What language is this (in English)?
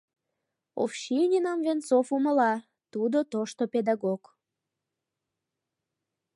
Mari